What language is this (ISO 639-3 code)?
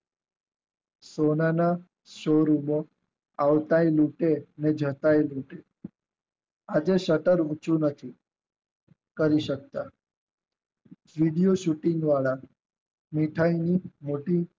guj